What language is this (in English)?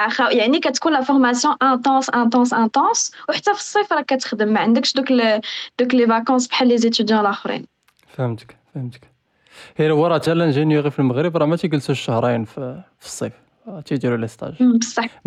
Arabic